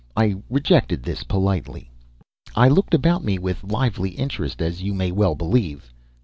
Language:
English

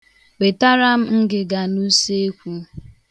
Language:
Igbo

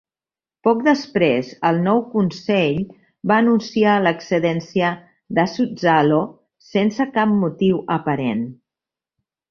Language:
Catalan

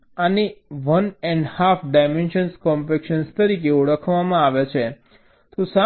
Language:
Gujarati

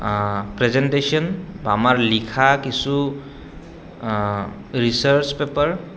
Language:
Assamese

